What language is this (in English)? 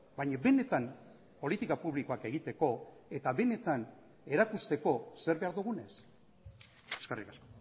Basque